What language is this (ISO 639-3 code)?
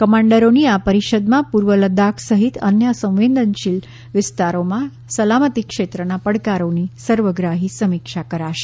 guj